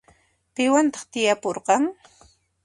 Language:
Puno Quechua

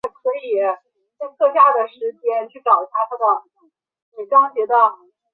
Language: Chinese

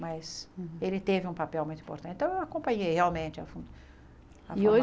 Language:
Portuguese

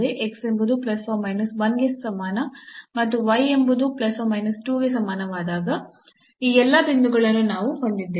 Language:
Kannada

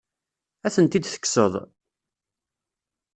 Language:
Kabyle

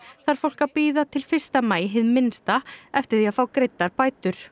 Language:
Icelandic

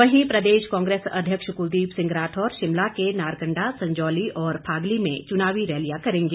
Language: Hindi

